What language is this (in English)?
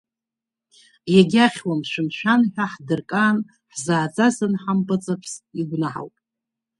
Abkhazian